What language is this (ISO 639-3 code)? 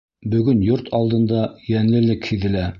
bak